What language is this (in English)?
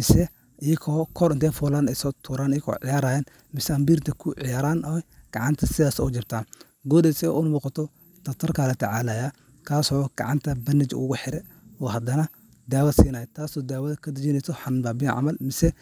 Somali